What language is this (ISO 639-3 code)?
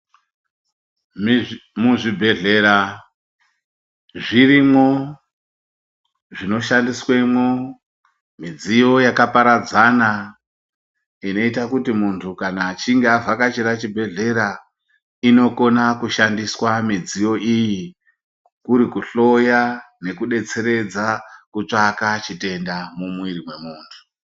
ndc